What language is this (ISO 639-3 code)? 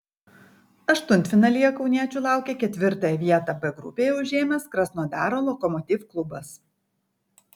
lit